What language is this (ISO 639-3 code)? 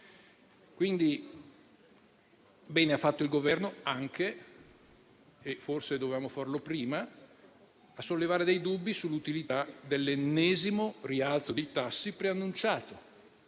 ita